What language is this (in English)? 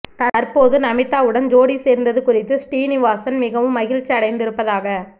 Tamil